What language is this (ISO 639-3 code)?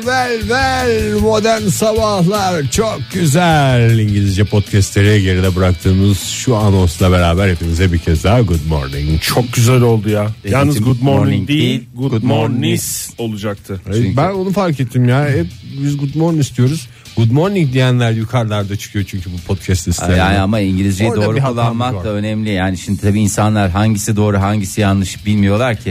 tur